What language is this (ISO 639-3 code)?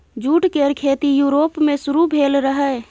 mai